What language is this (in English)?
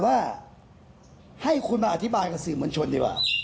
Thai